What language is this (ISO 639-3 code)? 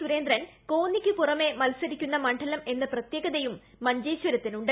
mal